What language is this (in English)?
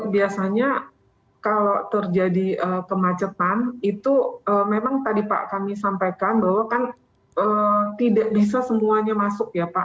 Indonesian